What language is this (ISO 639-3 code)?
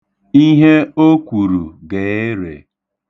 ibo